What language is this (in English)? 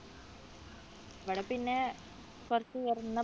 Malayalam